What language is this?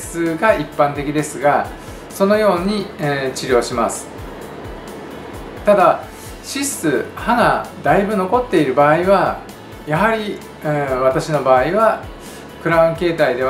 Japanese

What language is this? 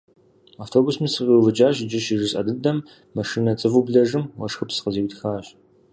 Kabardian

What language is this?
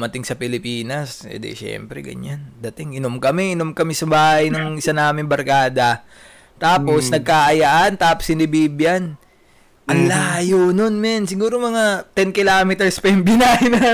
Filipino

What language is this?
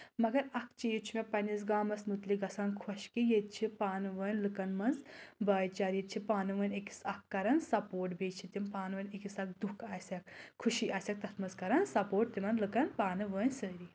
Kashmiri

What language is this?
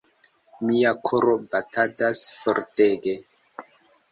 Esperanto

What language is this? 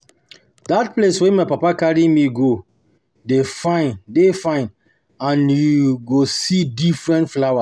Nigerian Pidgin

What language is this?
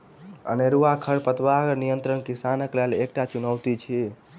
Maithili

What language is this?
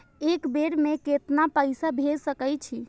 Maithili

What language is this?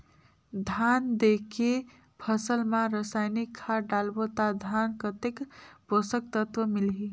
Chhattisgarhi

